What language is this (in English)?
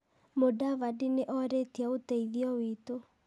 Kikuyu